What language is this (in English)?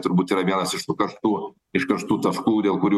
Lithuanian